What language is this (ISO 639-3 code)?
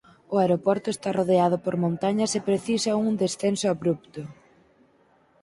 glg